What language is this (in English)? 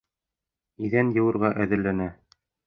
Bashkir